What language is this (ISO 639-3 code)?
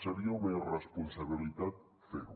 cat